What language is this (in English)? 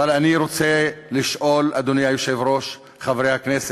Hebrew